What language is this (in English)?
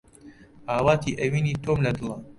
Central Kurdish